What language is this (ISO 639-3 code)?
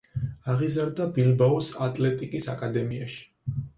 kat